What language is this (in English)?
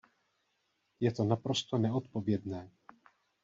Czech